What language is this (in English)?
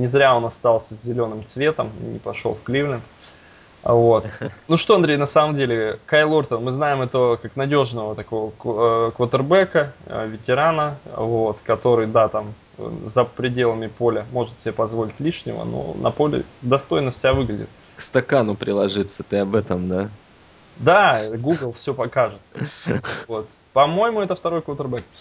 Russian